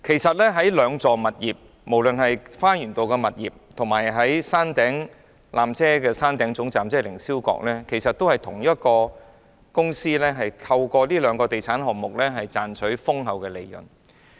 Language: Cantonese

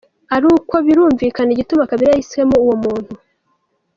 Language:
Kinyarwanda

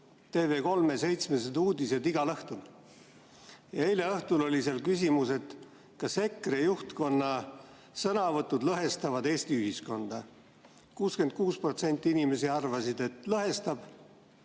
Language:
Estonian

